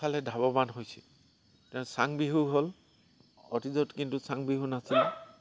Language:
Assamese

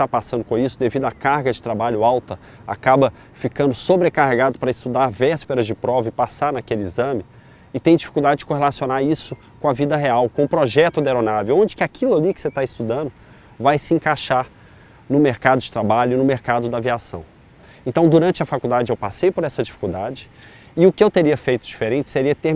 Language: Portuguese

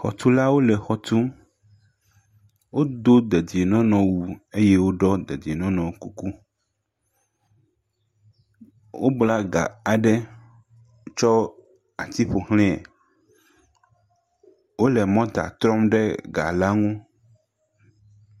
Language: Ewe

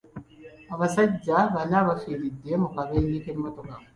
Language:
Ganda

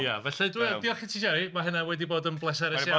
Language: Welsh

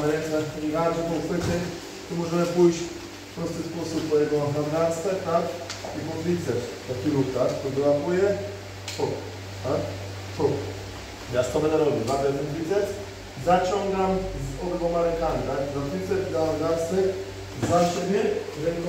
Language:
Polish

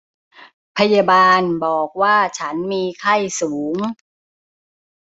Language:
Thai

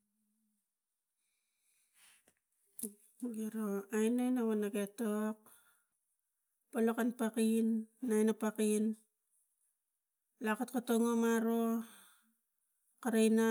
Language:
Tigak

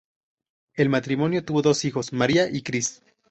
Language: Spanish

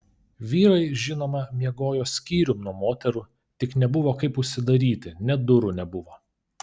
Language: Lithuanian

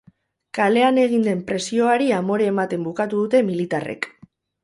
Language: Basque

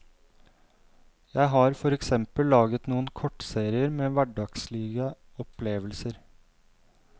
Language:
Norwegian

